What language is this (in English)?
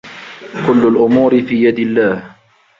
Arabic